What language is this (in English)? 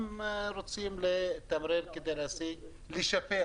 Hebrew